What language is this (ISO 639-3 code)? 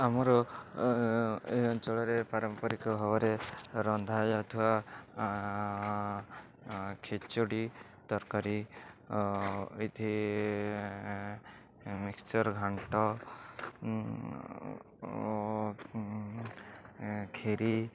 ori